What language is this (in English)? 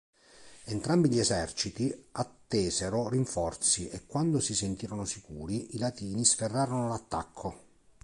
Italian